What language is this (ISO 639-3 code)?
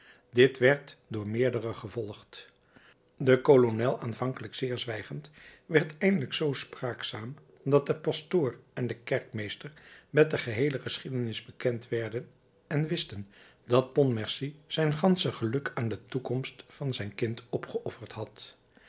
nld